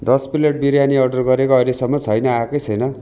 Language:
Nepali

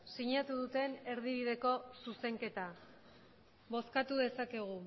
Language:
Basque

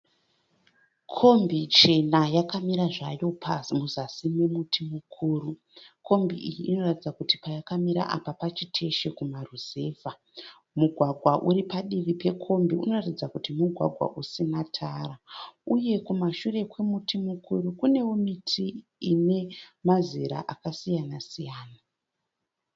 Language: Shona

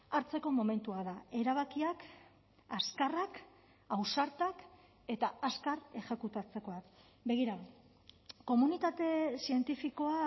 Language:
Basque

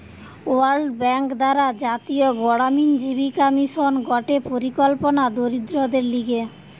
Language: Bangla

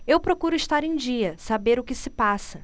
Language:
Portuguese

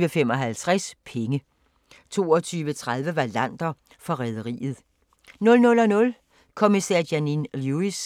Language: Danish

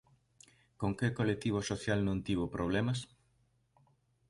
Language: Galician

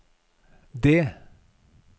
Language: Norwegian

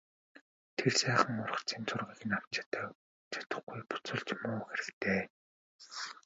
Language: Mongolian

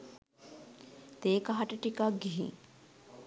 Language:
Sinhala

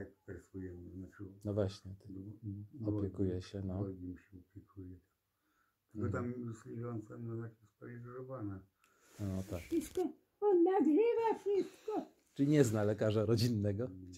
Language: Polish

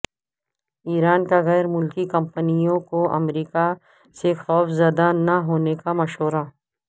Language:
Urdu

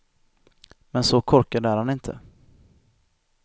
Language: Swedish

